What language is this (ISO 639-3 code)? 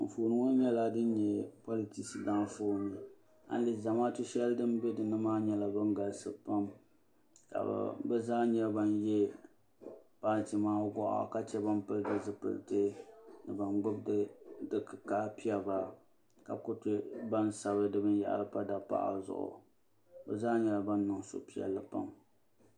dag